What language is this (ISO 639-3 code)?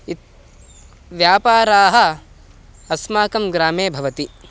san